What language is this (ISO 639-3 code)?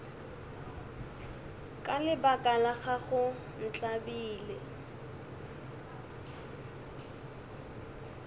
nso